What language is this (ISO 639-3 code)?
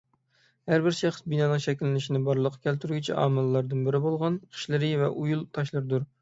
uig